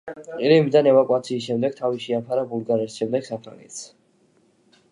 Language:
Georgian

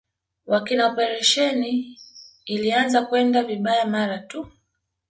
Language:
Swahili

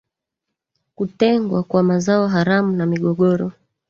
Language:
Swahili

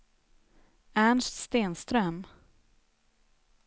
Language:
Swedish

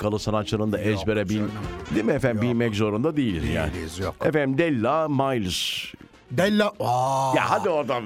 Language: Turkish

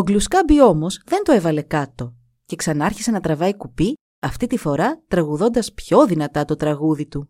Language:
Greek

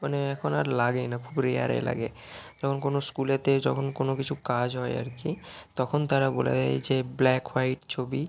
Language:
Bangla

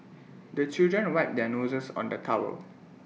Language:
English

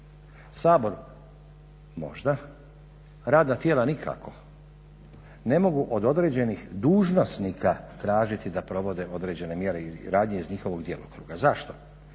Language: Croatian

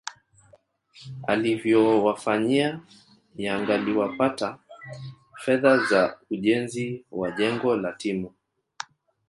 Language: Swahili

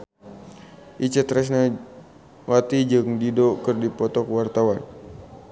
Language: Sundanese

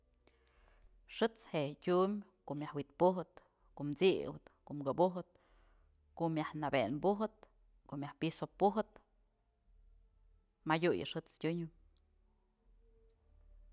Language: Mazatlán Mixe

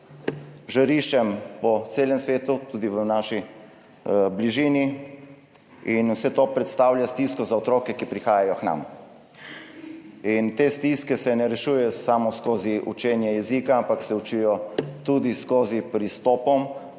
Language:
Slovenian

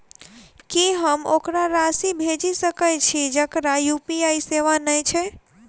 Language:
Maithili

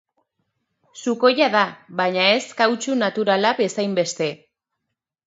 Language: Basque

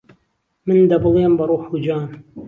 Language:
Central Kurdish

